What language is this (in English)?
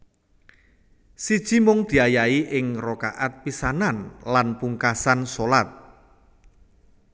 Javanese